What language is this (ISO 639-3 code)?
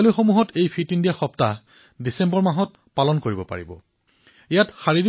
asm